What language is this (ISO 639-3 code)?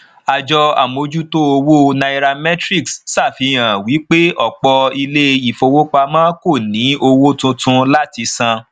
yor